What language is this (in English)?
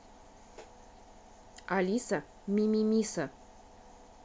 Russian